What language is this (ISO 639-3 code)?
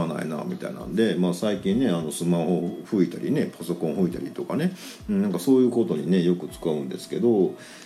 jpn